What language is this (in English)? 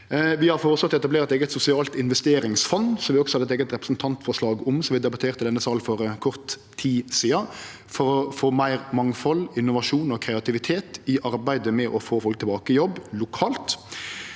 Norwegian